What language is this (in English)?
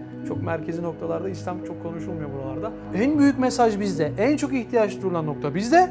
Turkish